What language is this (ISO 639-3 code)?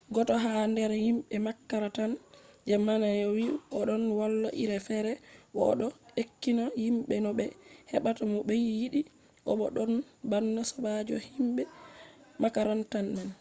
ful